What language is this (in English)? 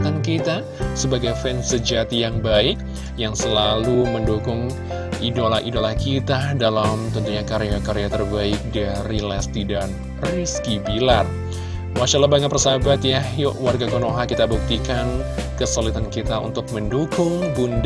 Indonesian